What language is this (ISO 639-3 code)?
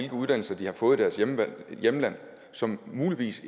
dan